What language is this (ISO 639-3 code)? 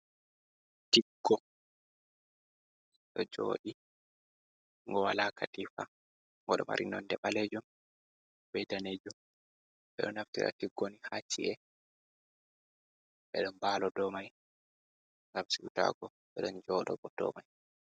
ful